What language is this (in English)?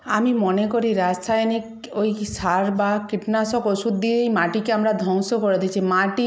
Bangla